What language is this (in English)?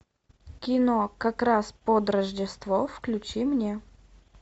Russian